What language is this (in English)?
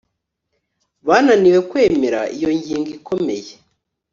Kinyarwanda